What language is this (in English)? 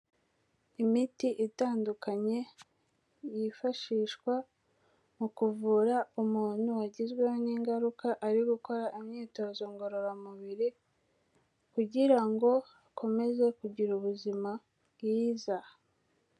Kinyarwanda